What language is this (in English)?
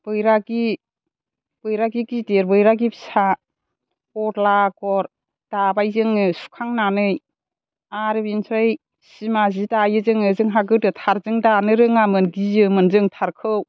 Bodo